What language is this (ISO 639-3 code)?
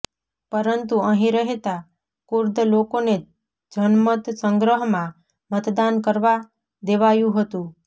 guj